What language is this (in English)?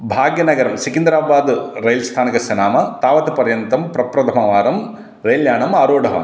Sanskrit